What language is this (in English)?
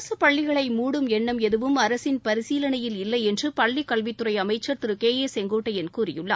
Tamil